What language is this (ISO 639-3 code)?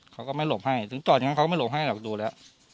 tha